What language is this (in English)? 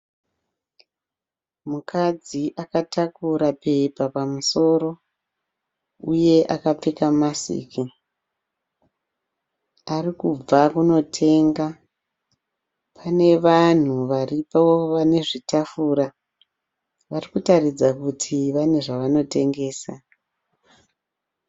Shona